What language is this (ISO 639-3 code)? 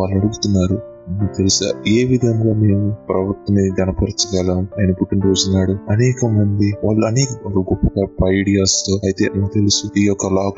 tel